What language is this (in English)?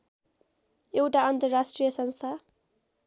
Nepali